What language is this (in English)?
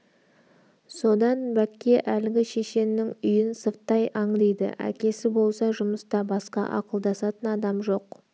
Kazakh